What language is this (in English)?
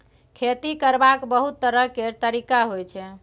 Maithili